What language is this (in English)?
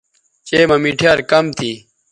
Bateri